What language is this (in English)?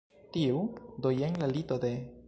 Esperanto